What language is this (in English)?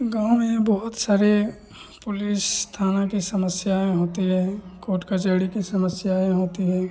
Hindi